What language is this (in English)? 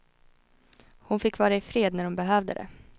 Swedish